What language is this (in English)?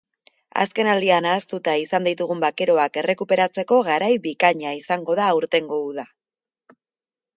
Basque